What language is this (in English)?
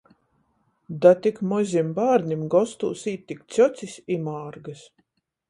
Latgalian